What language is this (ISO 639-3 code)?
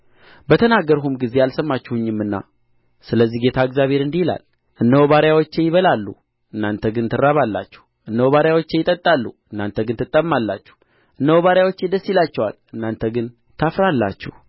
amh